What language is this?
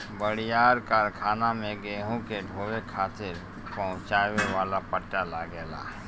Bhojpuri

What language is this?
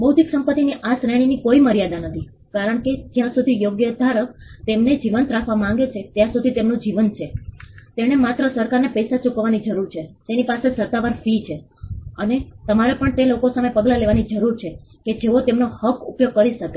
Gujarati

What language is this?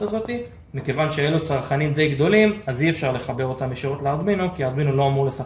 Hebrew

